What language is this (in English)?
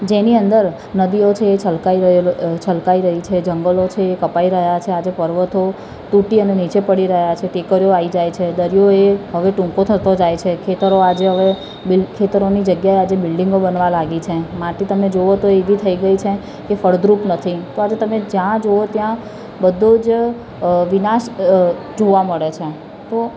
Gujarati